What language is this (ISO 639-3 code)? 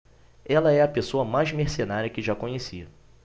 por